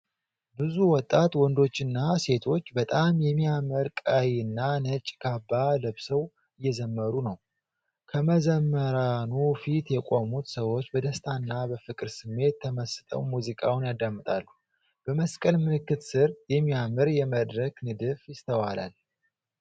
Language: Amharic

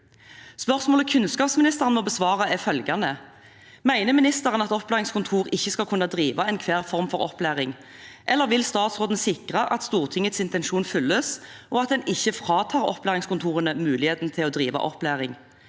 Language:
Norwegian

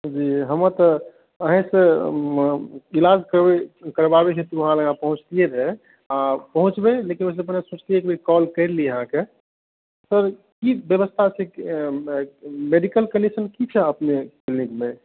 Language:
Maithili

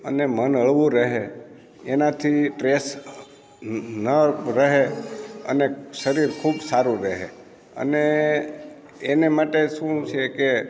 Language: Gujarati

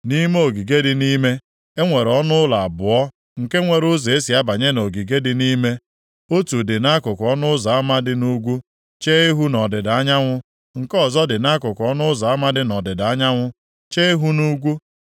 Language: Igbo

